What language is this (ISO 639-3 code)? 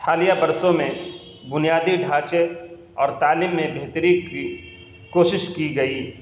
urd